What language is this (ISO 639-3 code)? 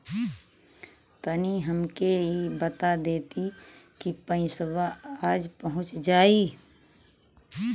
bho